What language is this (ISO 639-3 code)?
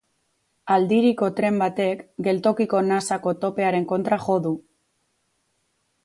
eus